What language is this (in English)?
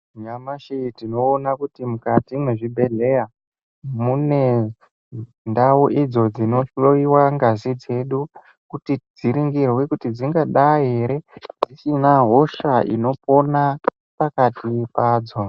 Ndau